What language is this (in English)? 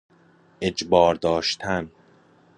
Persian